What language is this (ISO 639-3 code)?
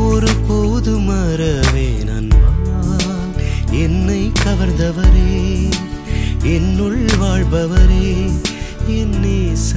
tam